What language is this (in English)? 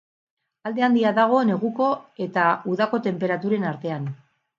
Basque